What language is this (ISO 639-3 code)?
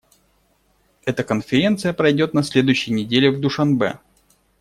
rus